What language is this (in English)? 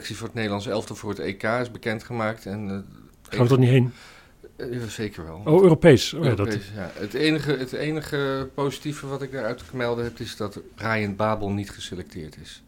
Dutch